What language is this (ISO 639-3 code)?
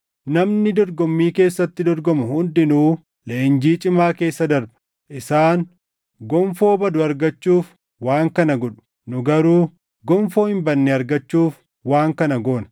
orm